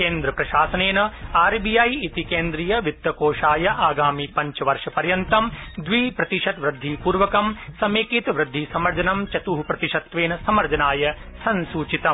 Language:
Sanskrit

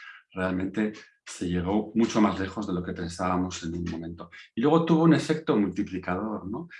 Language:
Spanish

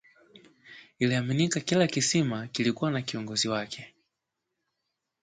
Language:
Swahili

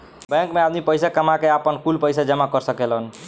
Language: Bhojpuri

